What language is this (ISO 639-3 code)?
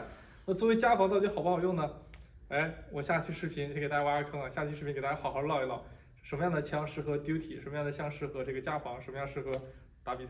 zho